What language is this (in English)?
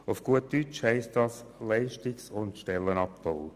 Swiss German